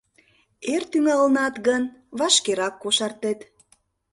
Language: Mari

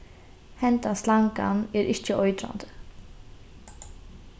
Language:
Faroese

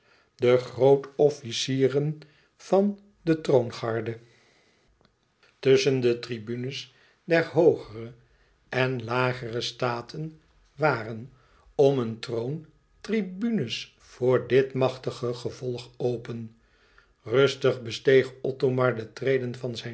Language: Dutch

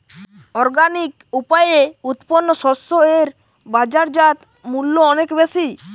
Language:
Bangla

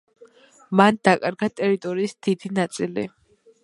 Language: Georgian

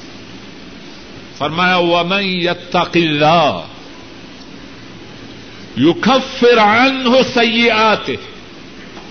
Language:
Urdu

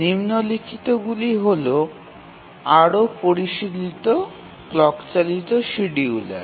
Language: Bangla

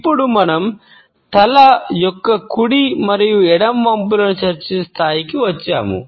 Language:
Telugu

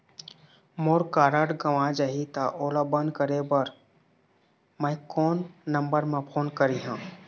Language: Chhattisgarhi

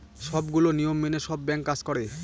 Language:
Bangla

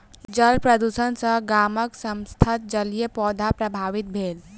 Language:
Maithili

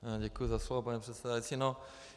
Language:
Czech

